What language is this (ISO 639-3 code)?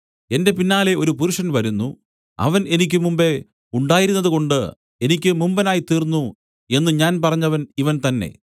mal